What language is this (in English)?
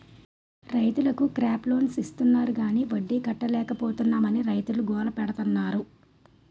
Telugu